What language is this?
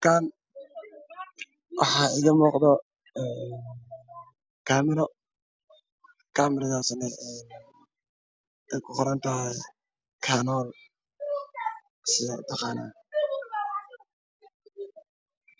Somali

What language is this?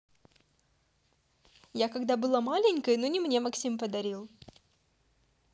Russian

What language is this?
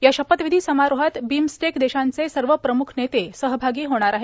Marathi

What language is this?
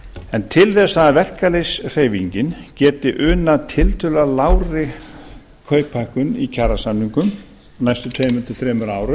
Icelandic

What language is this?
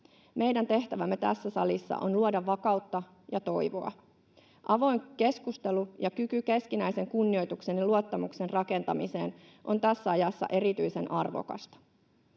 Finnish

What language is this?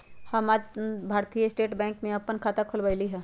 Magahi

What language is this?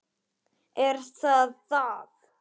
Icelandic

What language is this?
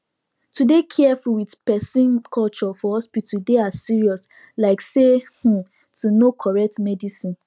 Nigerian Pidgin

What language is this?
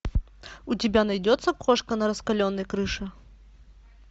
Russian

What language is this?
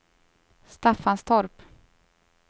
Swedish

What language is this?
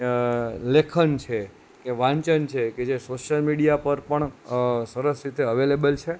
Gujarati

